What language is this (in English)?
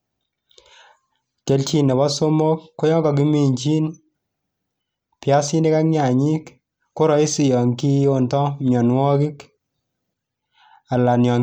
Kalenjin